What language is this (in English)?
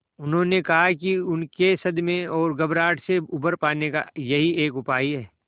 Hindi